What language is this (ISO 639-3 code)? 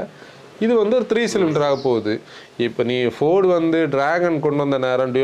tam